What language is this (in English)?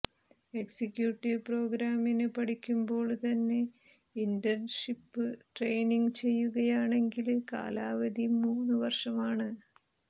Malayalam